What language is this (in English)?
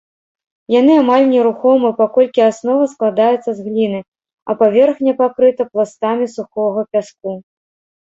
Belarusian